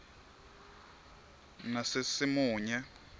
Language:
Swati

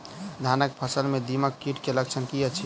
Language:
Maithili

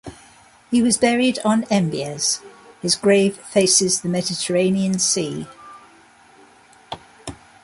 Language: English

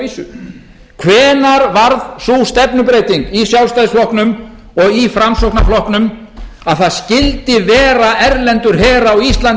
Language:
Icelandic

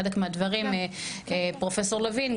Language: Hebrew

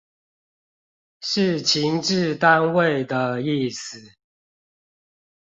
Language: Chinese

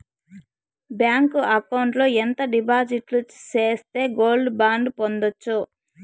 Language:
Telugu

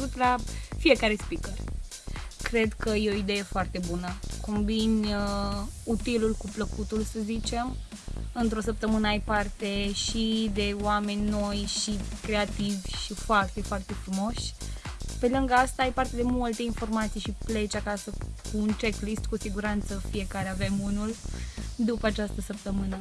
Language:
Romanian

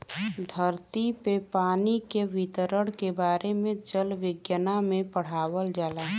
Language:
Bhojpuri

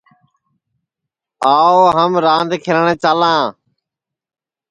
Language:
Sansi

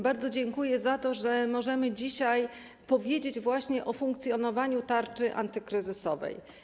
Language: Polish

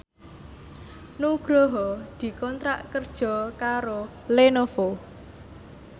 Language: Javanese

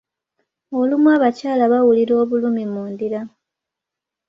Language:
Ganda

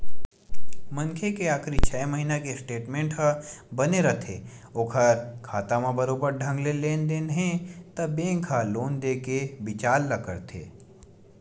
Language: Chhattisgarhi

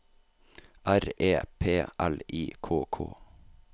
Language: Norwegian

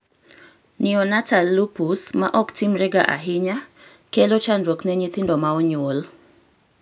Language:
Luo (Kenya and Tanzania)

